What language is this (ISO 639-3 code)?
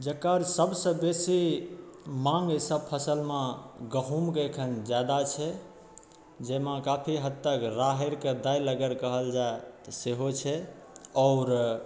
mai